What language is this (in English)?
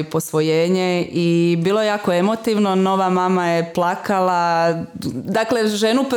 Croatian